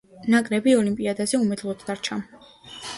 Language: Georgian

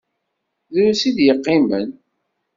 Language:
Kabyle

